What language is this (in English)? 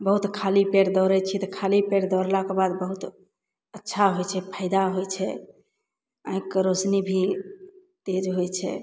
Maithili